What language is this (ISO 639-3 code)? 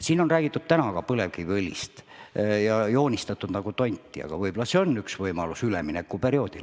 est